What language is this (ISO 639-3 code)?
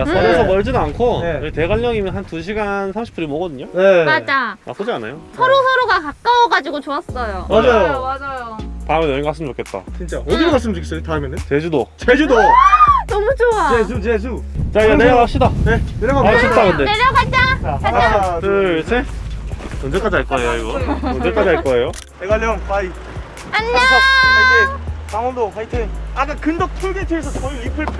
kor